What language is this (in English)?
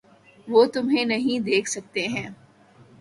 Urdu